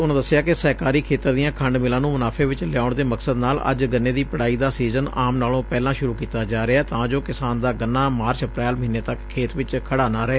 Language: Punjabi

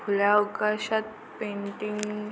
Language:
Marathi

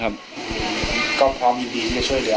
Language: Thai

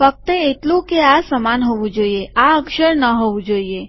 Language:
Gujarati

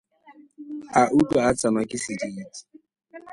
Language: Tswana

